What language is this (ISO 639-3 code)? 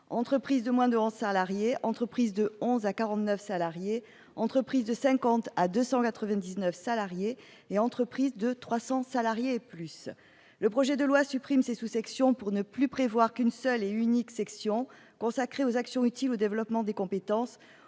fra